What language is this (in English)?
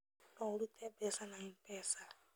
Kikuyu